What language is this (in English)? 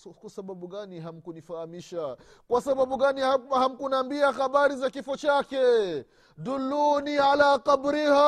Swahili